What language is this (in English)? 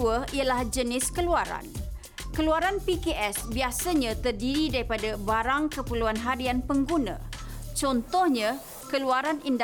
Malay